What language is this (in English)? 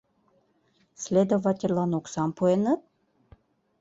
Mari